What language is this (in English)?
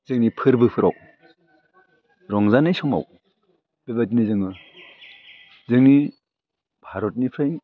Bodo